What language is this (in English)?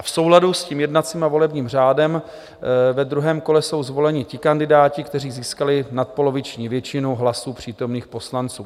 Czech